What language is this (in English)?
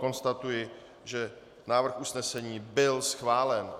Czech